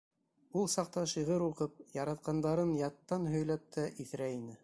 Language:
Bashkir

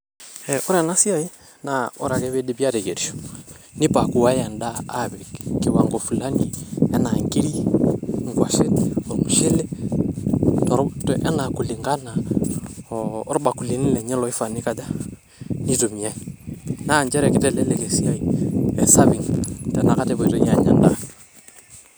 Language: Masai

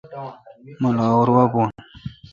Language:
Kalkoti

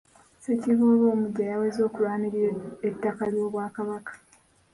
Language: Ganda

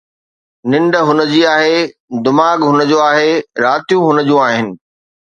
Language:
Sindhi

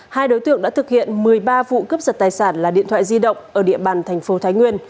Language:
Vietnamese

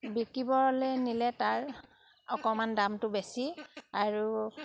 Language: Assamese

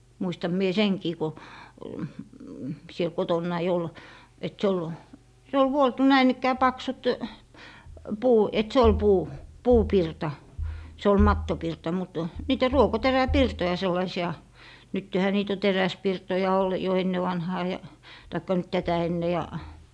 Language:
Finnish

